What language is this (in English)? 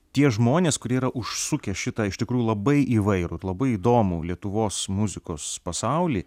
Lithuanian